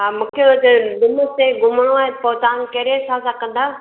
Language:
Sindhi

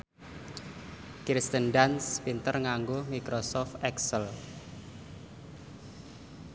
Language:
Javanese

